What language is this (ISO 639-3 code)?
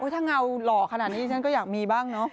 tha